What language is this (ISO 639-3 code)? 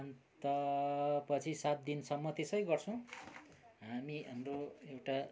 nep